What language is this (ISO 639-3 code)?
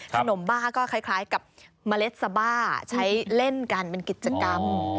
tha